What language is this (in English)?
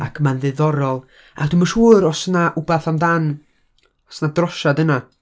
Welsh